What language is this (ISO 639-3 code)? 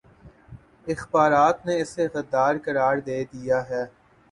urd